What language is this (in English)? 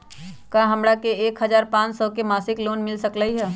Magahi